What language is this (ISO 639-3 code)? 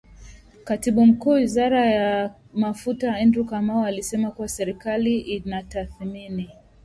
swa